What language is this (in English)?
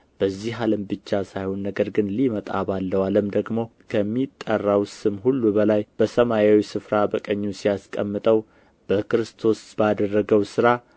Amharic